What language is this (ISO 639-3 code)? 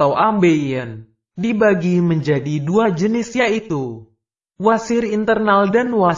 ind